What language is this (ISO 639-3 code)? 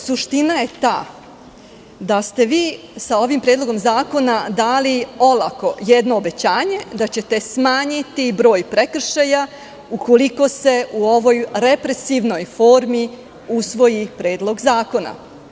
srp